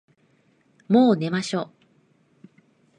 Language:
Japanese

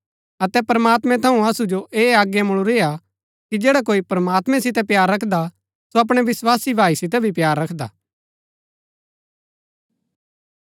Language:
Gaddi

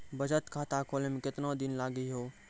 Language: Maithili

